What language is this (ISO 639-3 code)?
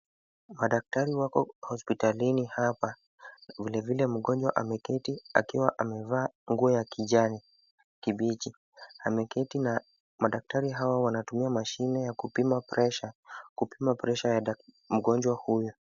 swa